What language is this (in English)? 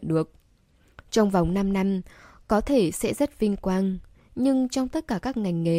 Vietnamese